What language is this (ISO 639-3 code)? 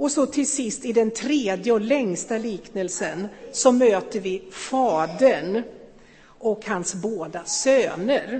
swe